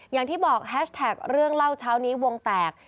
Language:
Thai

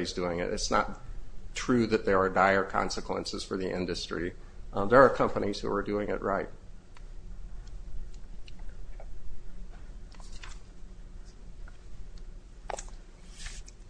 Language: English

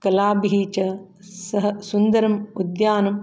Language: Sanskrit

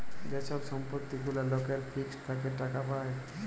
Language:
Bangla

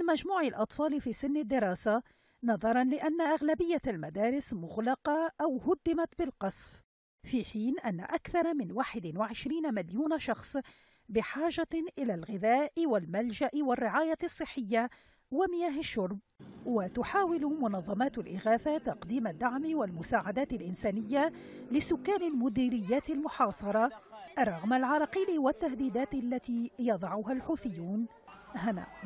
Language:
Arabic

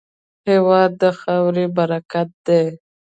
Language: Pashto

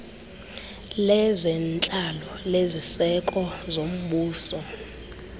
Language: Xhosa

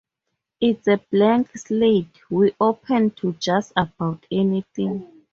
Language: English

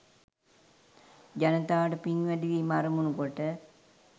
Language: Sinhala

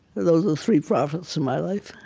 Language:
English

